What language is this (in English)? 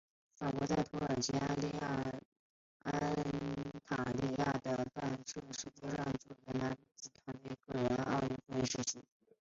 Chinese